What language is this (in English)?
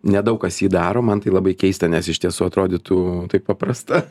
Lithuanian